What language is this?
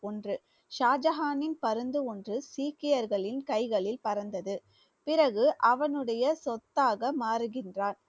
Tamil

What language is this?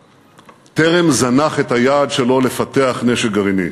Hebrew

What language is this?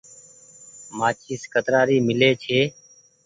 Goaria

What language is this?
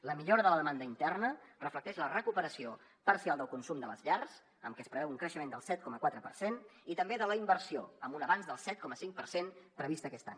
Catalan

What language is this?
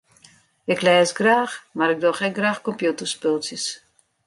Western Frisian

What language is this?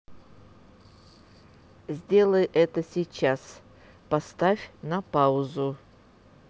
Russian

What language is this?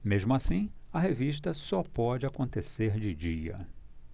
Portuguese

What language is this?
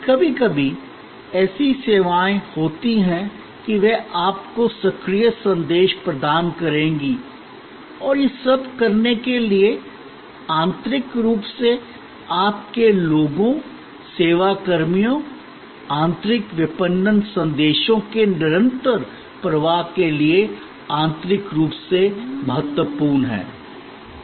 Hindi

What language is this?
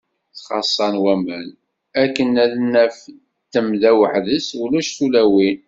Kabyle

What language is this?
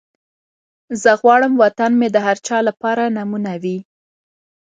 Pashto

